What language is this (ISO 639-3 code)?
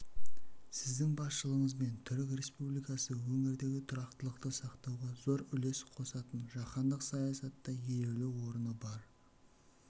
kaz